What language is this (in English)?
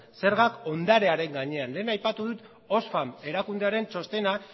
Basque